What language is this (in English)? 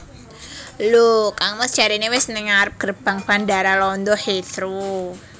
Javanese